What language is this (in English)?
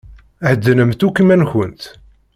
Kabyle